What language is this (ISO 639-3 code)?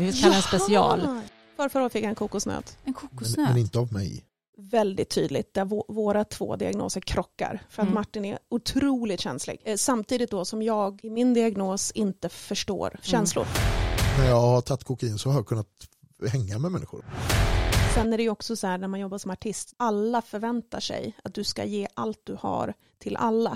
swe